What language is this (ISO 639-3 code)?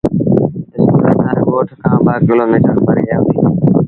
sbn